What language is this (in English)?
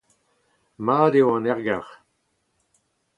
Breton